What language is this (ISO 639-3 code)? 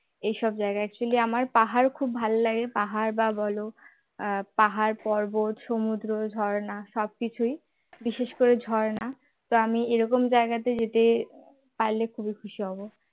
ben